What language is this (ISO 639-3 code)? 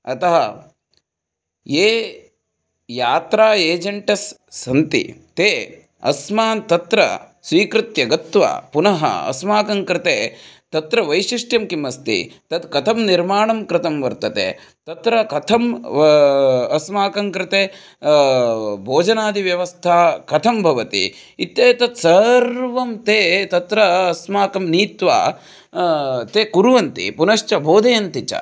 san